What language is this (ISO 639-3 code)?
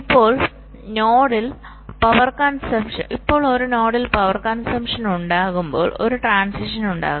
mal